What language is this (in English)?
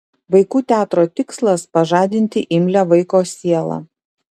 Lithuanian